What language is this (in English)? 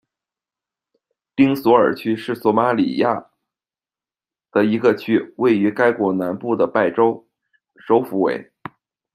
Chinese